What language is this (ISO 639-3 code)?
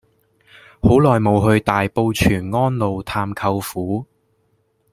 yue